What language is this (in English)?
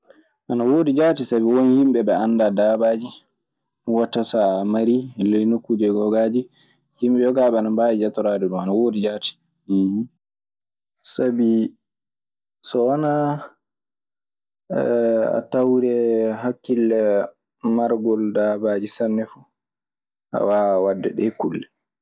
Maasina Fulfulde